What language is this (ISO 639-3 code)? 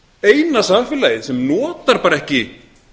isl